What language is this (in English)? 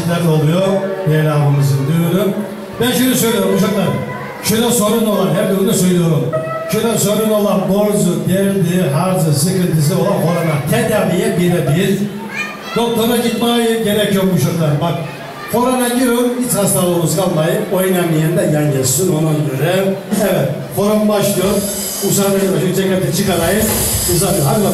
Turkish